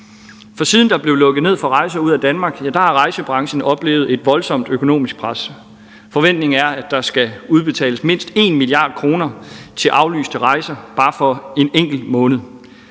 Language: Danish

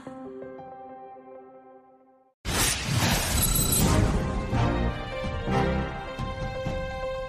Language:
Romanian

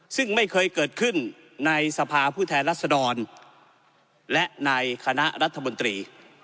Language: Thai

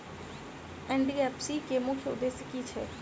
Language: Maithili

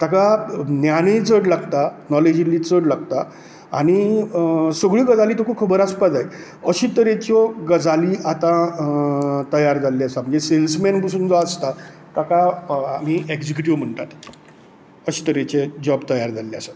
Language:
Konkani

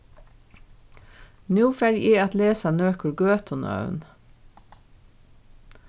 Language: Faroese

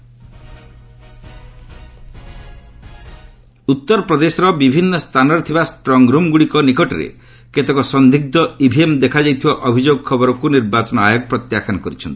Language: Odia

